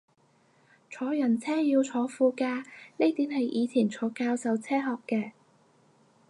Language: Cantonese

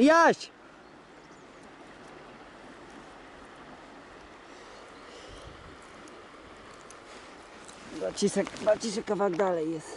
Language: Polish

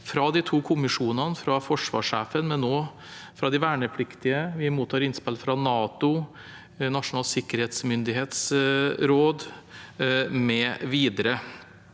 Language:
Norwegian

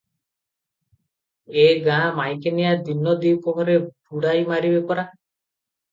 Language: Odia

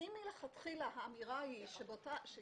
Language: Hebrew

